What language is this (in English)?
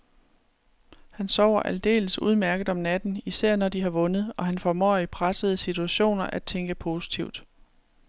Danish